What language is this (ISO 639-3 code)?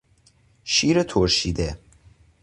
fas